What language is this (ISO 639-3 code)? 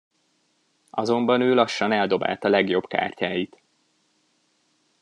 hun